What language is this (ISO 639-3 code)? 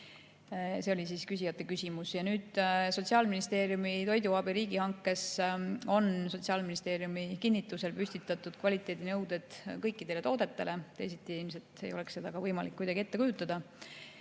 est